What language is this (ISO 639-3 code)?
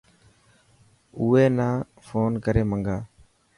mki